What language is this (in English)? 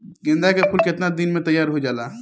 Bhojpuri